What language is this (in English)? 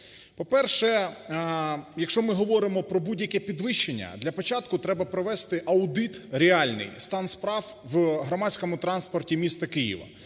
Ukrainian